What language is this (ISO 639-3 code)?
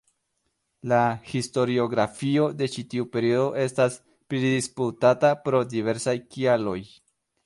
epo